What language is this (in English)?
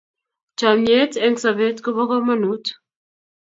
Kalenjin